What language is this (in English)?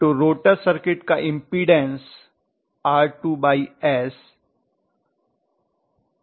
Hindi